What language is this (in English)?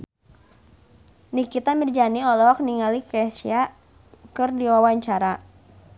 Sundanese